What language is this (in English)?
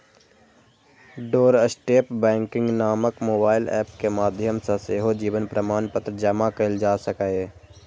Maithili